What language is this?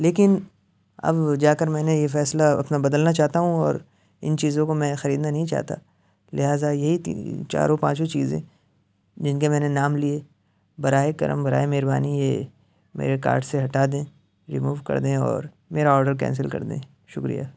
Urdu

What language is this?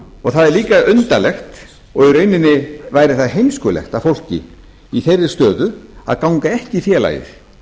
Icelandic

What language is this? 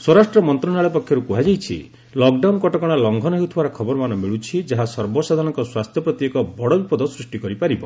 Odia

